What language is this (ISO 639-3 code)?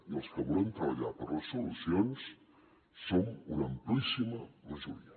cat